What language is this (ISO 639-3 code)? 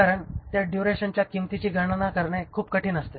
mar